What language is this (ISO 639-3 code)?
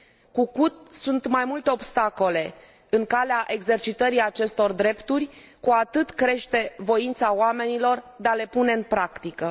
ron